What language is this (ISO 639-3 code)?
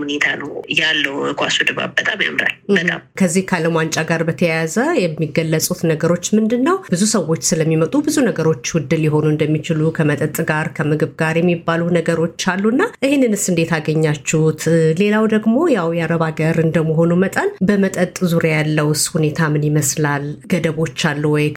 amh